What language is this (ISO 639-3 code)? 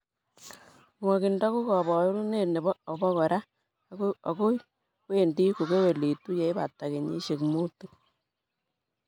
kln